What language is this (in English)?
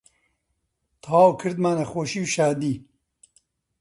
Central Kurdish